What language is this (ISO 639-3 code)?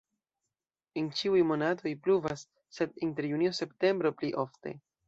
epo